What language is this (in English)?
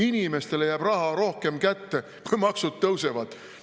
Estonian